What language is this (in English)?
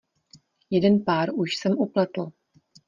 Czech